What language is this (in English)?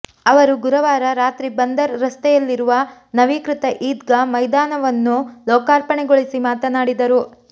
Kannada